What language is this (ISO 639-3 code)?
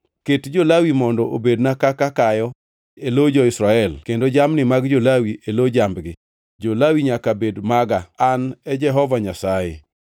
luo